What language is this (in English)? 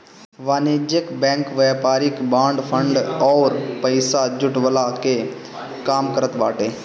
Bhojpuri